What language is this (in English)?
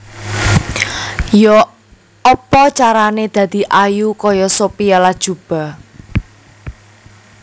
Javanese